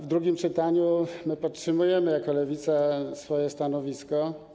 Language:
Polish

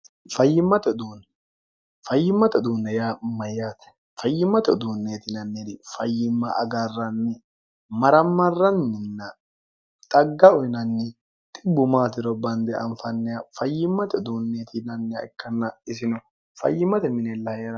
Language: Sidamo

